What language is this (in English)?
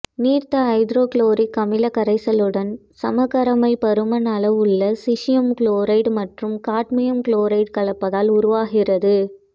Tamil